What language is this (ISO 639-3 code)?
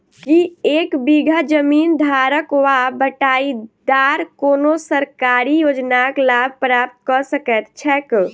mai